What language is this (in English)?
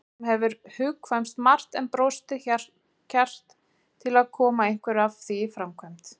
Icelandic